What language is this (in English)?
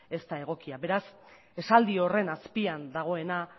Basque